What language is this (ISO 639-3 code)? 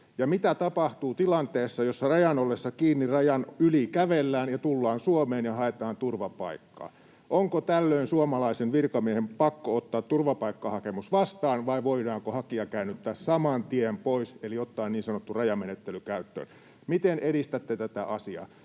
fin